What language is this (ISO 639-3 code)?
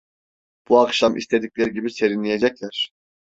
tur